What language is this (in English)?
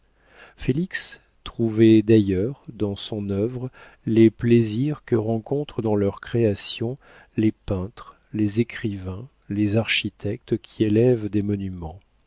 French